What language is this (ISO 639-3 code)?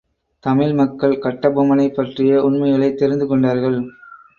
tam